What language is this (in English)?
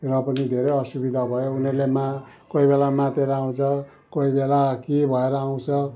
Nepali